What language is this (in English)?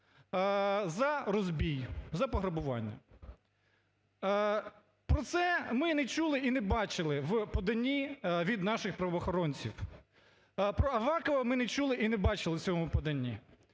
Ukrainian